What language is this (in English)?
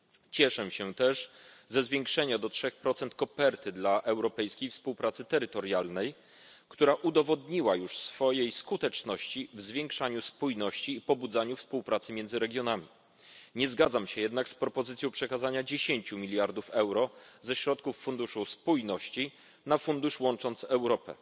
Polish